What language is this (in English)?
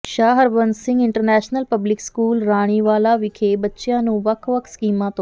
Punjabi